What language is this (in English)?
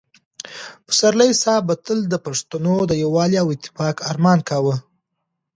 Pashto